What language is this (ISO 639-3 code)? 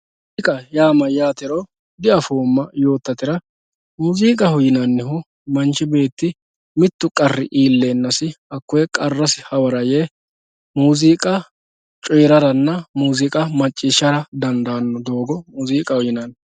sid